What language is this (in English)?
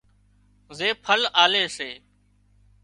Wadiyara Koli